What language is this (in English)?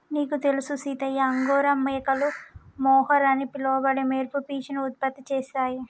Telugu